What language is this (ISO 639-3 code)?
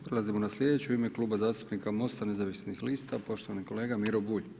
hrv